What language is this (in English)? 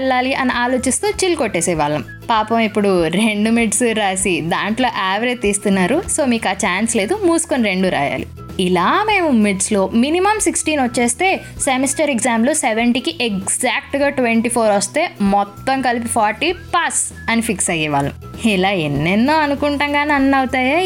Telugu